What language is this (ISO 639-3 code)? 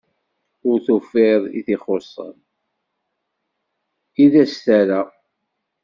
kab